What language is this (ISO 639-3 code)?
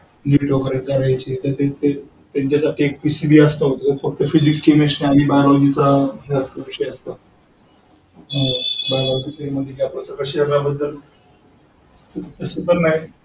mar